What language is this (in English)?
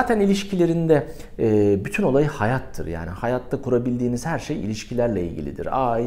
Turkish